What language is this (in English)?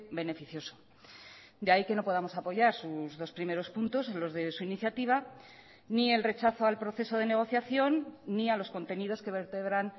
Spanish